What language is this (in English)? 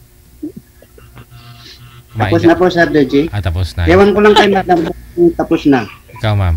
Filipino